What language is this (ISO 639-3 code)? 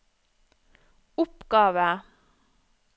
nor